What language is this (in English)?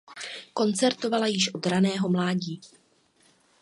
Czech